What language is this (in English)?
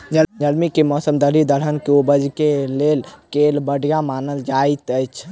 Maithili